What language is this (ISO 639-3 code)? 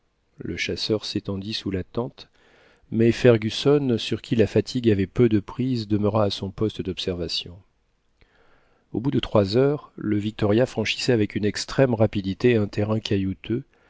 fra